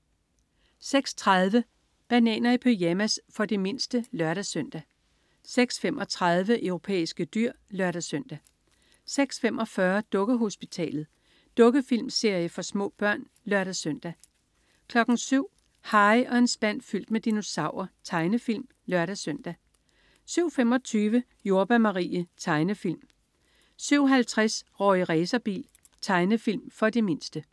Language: Danish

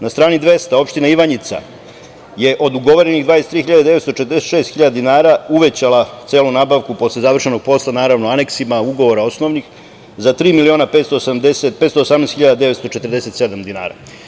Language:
Serbian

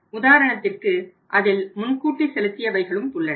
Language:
Tamil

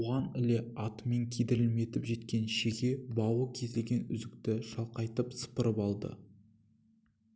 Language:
Kazakh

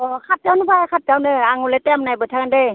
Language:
Bodo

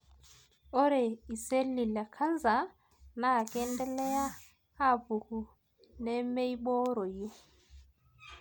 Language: Masai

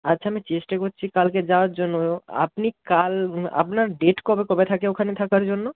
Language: Bangla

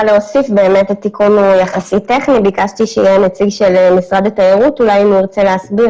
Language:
Hebrew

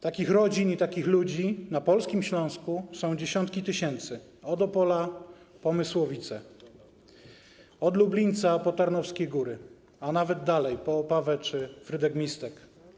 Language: Polish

